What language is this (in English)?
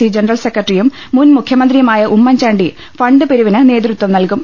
Malayalam